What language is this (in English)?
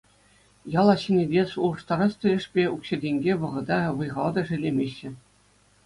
Chuvash